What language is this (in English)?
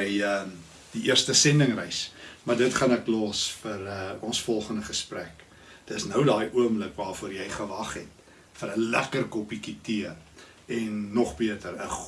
Dutch